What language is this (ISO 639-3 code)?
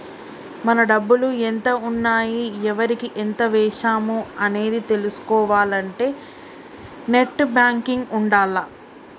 tel